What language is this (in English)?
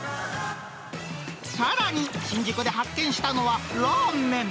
Japanese